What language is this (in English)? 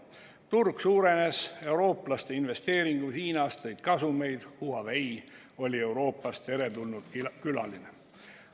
Estonian